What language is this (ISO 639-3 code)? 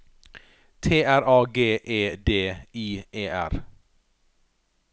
nor